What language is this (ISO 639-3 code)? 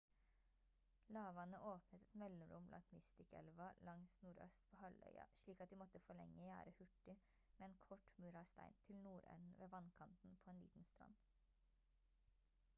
nob